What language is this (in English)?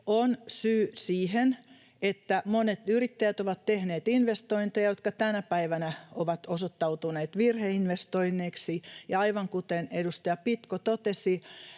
Finnish